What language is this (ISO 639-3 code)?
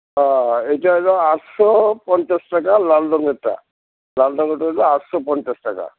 ben